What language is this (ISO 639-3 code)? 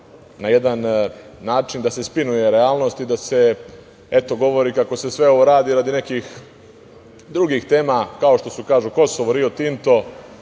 srp